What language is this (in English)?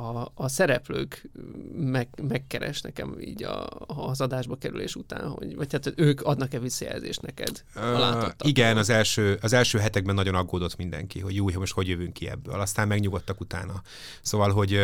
Hungarian